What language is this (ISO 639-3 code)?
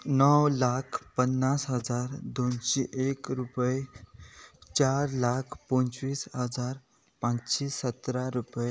kok